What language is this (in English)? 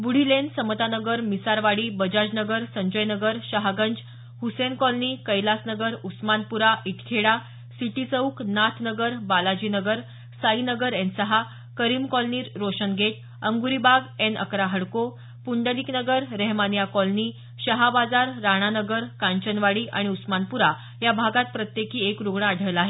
Marathi